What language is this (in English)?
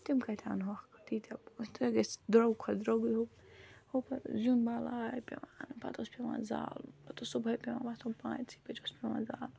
Kashmiri